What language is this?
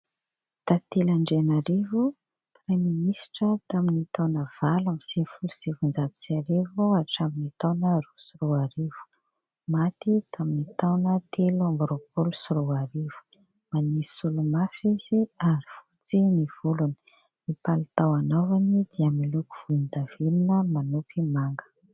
Malagasy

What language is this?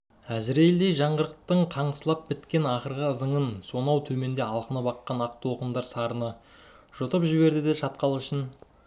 Kazakh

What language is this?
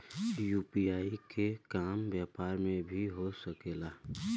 Bhojpuri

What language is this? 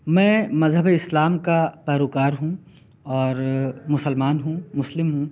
Urdu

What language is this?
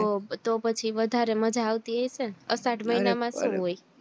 Gujarati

